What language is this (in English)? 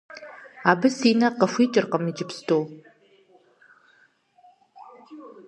Kabardian